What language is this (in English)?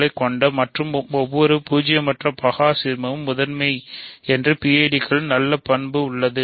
Tamil